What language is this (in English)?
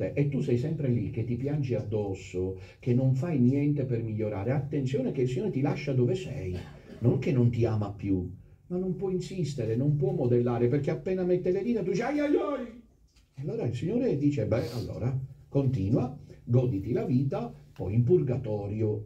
Italian